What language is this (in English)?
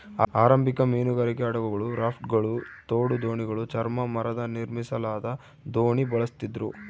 Kannada